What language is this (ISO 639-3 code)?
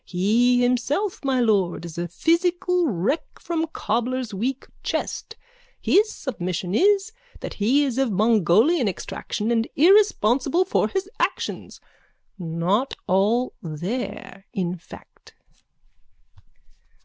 eng